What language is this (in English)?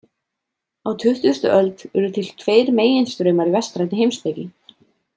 Icelandic